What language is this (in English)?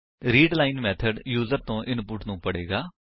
Punjabi